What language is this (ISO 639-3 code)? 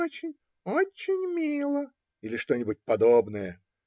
rus